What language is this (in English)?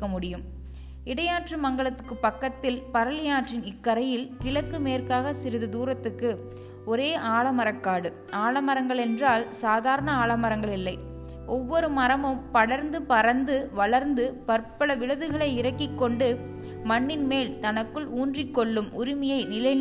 Tamil